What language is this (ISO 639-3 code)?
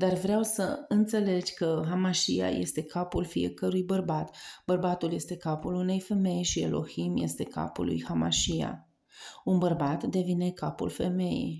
ron